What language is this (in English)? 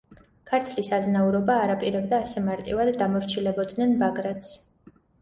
Georgian